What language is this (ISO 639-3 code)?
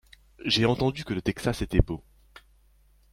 fra